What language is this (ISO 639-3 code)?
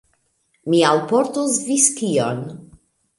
epo